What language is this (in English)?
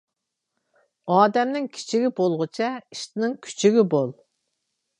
Uyghur